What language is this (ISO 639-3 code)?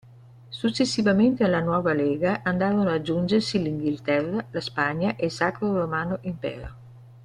ita